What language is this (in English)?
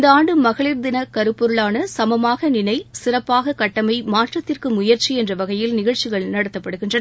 Tamil